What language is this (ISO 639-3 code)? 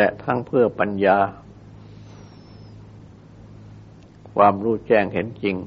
tha